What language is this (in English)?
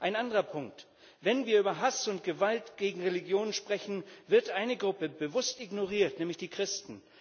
German